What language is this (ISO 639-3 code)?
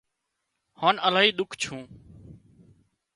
kxp